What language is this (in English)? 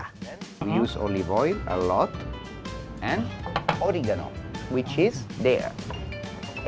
Indonesian